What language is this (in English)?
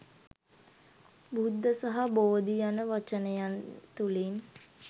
Sinhala